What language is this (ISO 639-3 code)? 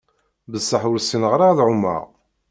kab